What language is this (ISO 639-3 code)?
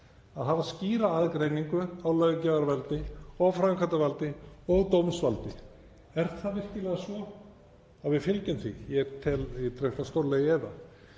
isl